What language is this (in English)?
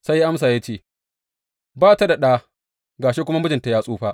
Hausa